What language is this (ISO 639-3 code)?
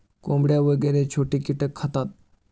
mar